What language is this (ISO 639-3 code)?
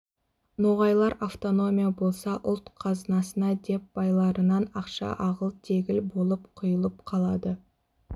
kaz